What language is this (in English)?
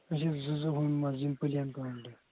Kashmiri